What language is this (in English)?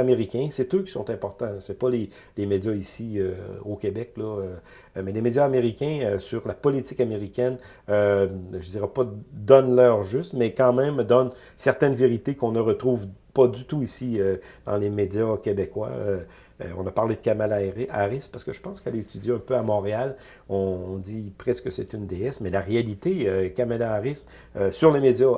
French